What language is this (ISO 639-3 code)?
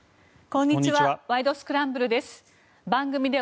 jpn